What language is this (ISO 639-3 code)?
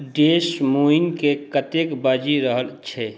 mai